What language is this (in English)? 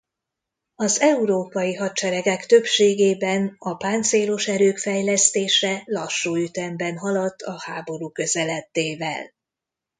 Hungarian